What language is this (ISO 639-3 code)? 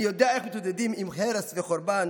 heb